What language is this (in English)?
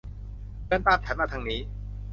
Thai